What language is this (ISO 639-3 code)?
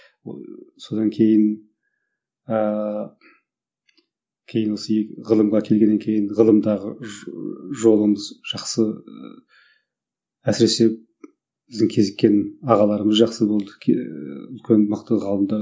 kaz